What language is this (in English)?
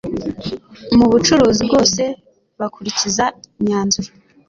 Kinyarwanda